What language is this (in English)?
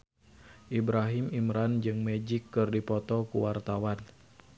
Sundanese